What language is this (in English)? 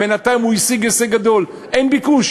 Hebrew